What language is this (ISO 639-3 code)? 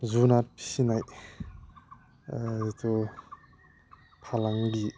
brx